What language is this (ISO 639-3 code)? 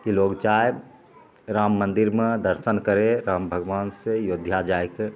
mai